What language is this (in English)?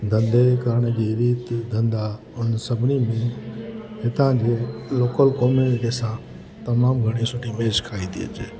Sindhi